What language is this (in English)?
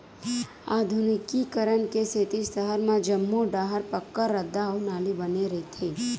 Chhattisgarhi